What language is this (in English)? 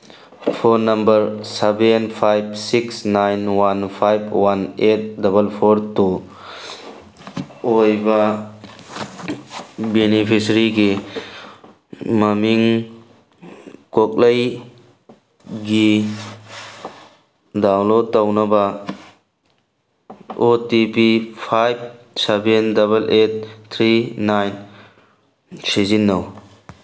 Manipuri